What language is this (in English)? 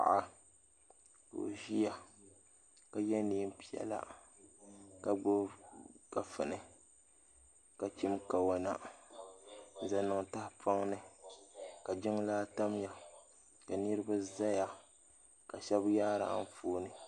Dagbani